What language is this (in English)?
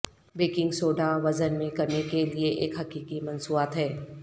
Urdu